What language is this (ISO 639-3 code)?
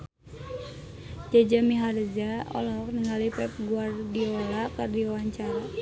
sun